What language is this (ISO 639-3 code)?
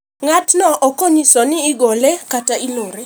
luo